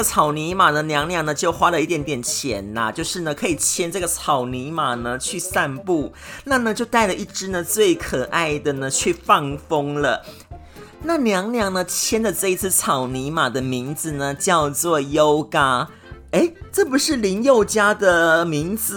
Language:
Chinese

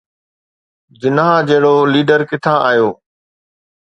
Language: Sindhi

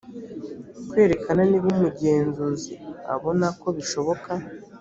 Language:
Kinyarwanda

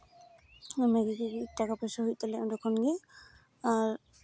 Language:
Santali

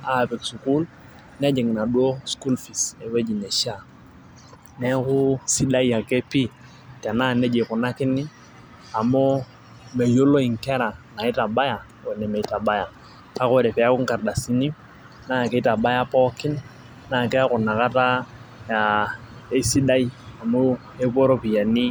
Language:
Masai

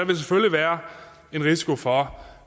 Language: Danish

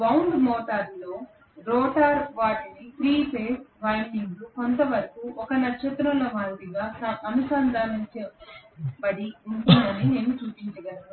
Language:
Telugu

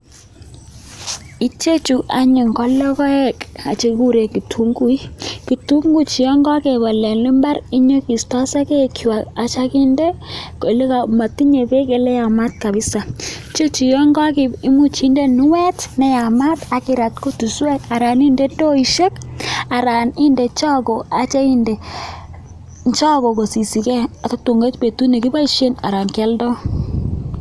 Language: Kalenjin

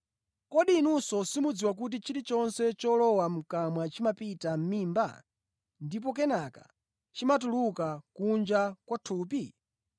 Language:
Nyanja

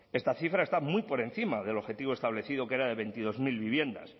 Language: Spanish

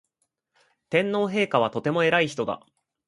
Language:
Japanese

